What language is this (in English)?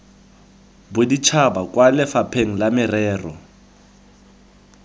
Tswana